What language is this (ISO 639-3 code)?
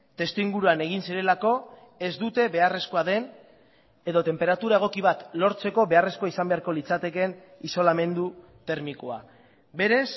eus